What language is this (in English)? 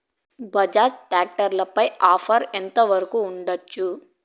Telugu